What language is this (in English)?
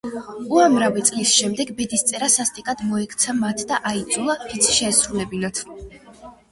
Georgian